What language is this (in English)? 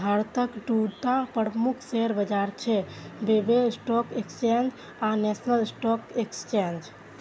Maithili